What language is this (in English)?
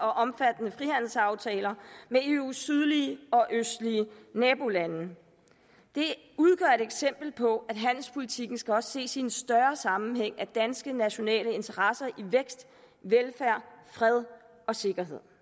Danish